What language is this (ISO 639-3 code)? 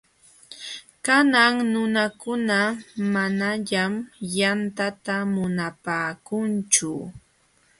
qxw